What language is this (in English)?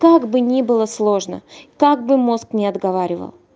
Russian